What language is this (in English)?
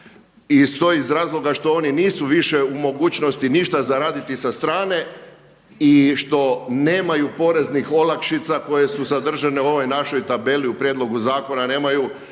Croatian